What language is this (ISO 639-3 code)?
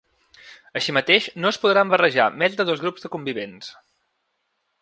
cat